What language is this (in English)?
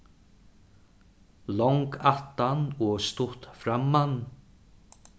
Faroese